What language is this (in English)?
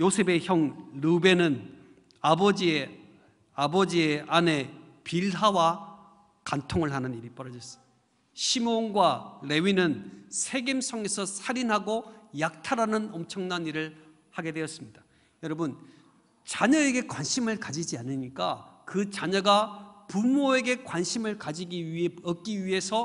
Korean